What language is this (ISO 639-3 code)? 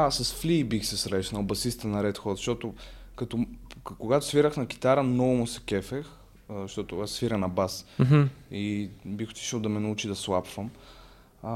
bul